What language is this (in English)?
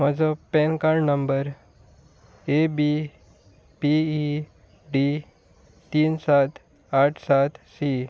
Konkani